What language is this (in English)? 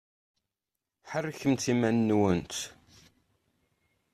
Kabyle